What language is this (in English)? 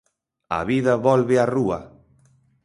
Galician